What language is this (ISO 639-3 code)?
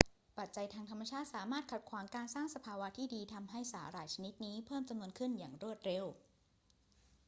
tha